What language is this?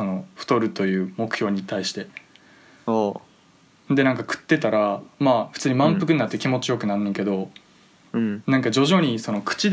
Japanese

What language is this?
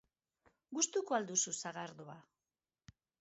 Basque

